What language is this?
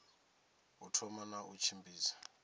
Venda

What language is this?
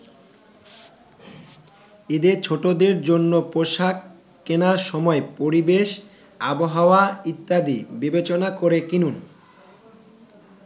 Bangla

